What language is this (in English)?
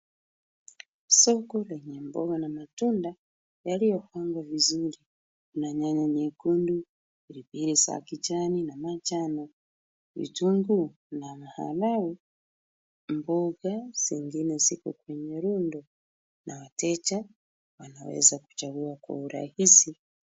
Swahili